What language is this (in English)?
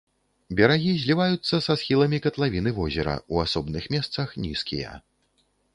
Belarusian